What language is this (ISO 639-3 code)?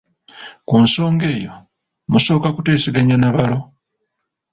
lug